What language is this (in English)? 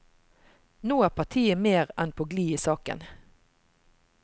Norwegian